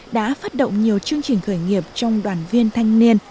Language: Vietnamese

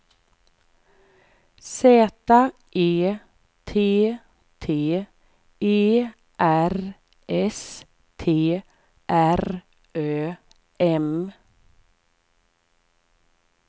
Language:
Swedish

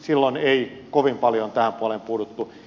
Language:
Finnish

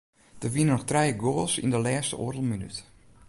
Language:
Western Frisian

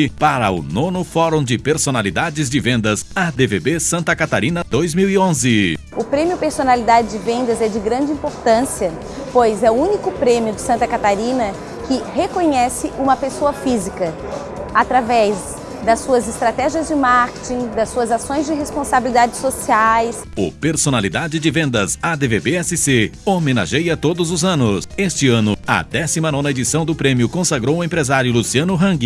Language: Portuguese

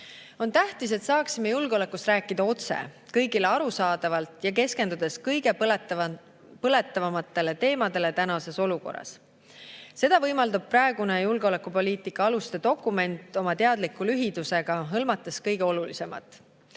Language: Estonian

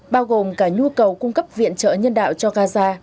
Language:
Vietnamese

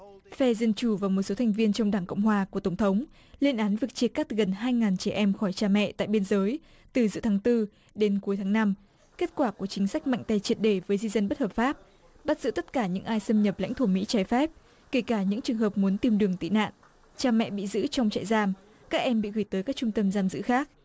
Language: Vietnamese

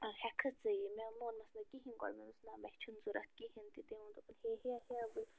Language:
Kashmiri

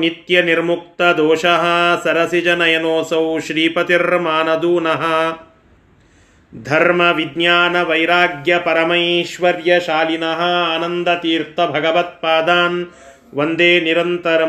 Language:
Kannada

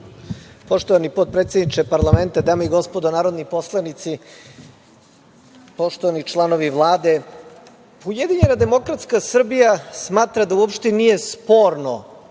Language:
Serbian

